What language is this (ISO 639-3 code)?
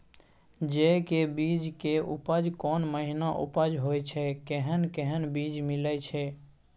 mai